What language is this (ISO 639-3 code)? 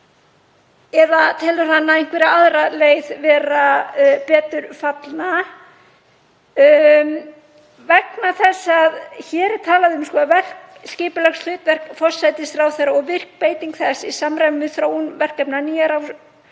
isl